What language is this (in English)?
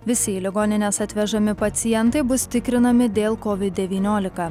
Lithuanian